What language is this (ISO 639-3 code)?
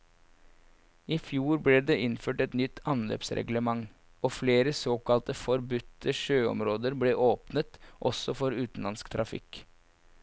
nor